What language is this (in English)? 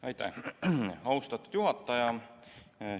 Estonian